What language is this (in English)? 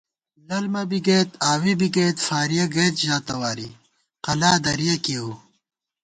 Gawar-Bati